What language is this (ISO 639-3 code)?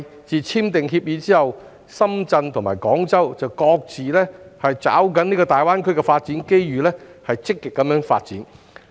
yue